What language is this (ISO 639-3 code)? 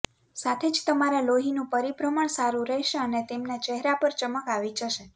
guj